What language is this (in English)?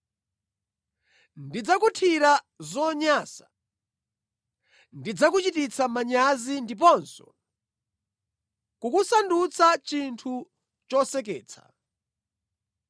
Nyanja